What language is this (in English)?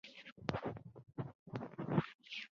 Chinese